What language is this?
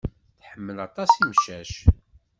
Kabyle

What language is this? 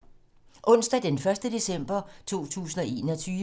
Danish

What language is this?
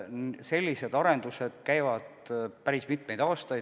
Estonian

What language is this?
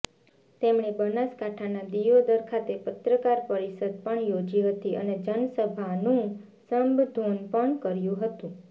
Gujarati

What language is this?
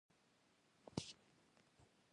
Pashto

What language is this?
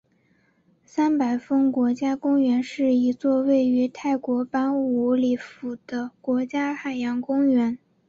Chinese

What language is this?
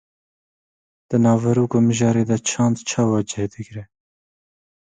Kurdish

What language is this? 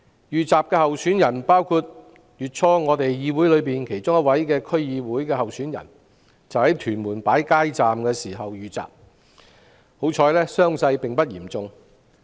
Cantonese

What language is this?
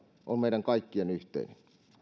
Finnish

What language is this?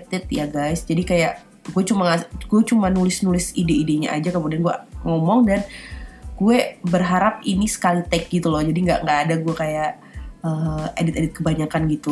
Indonesian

